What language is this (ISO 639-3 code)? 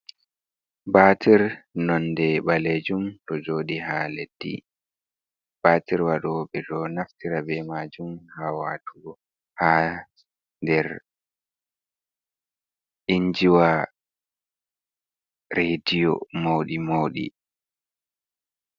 ful